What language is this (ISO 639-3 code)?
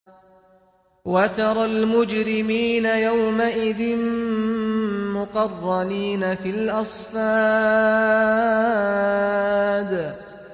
ara